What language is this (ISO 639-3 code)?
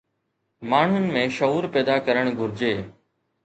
snd